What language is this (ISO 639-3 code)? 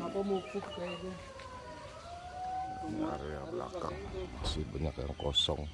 ind